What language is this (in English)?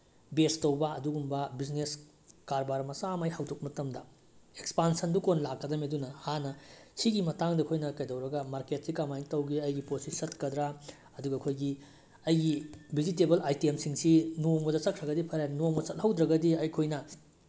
Manipuri